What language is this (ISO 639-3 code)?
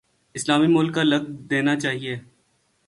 urd